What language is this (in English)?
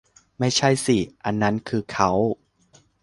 Thai